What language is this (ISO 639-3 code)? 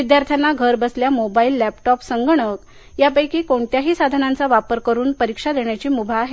mar